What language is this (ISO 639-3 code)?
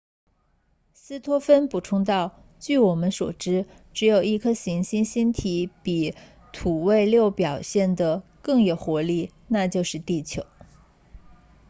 zho